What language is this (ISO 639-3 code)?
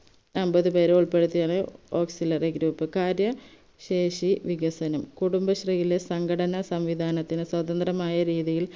mal